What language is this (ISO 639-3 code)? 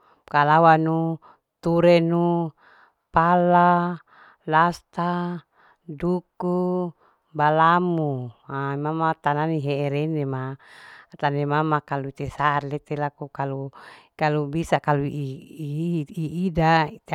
alo